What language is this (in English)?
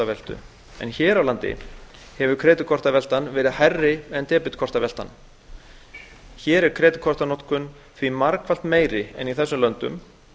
Icelandic